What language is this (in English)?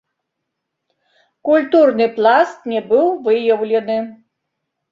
Belarusian